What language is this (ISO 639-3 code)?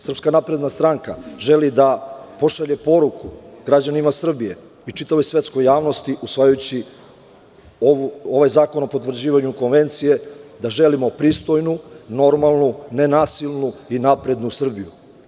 srp